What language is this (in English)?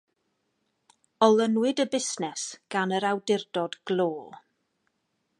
Welsh